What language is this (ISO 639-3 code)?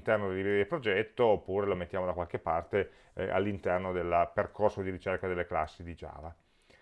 ita